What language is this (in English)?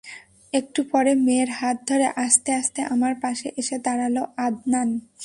Bangla